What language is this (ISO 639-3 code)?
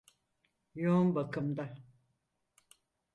tur